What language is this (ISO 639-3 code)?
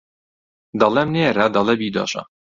ckb